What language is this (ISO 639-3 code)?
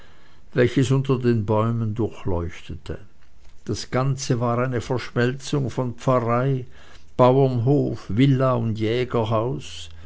deu